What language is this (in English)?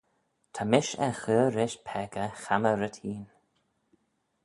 Manx